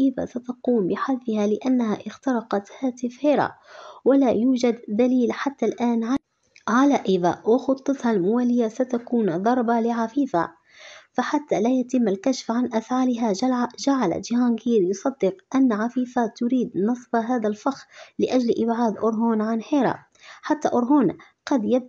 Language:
Arabic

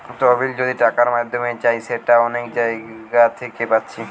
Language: Bangla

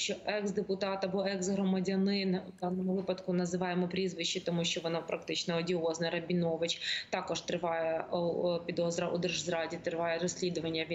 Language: Ukrainian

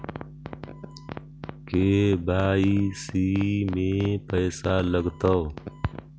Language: Magahi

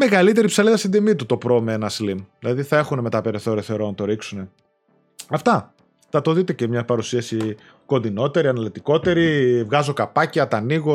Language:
Greek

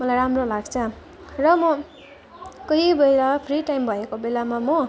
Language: Nepali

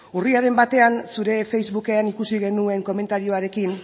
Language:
Basque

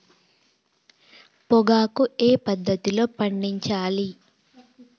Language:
Telugu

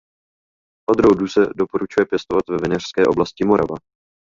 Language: Czech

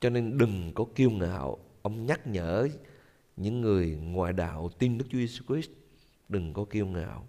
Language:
Vietnamese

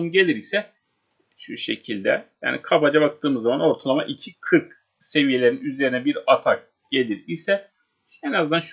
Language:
Turkish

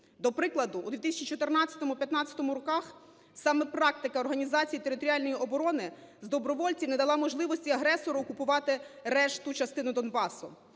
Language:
Ukrainian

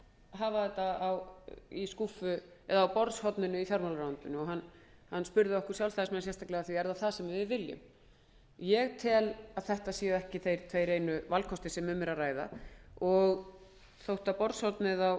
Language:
Icelandic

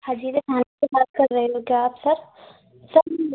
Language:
Hindi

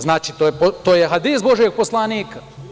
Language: Serbian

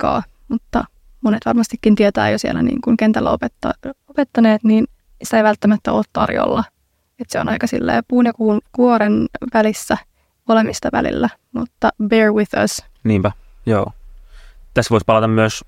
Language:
Finnish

